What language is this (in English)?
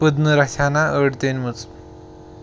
Kashmiri